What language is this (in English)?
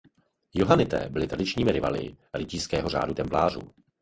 Czech